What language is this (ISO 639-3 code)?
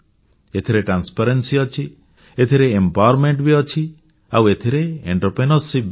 ori